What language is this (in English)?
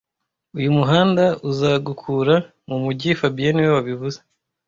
Kinyarwanda